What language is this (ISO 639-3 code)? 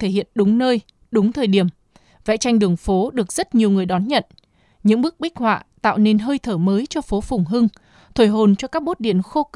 vie